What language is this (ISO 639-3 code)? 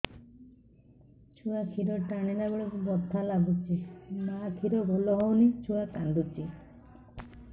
ori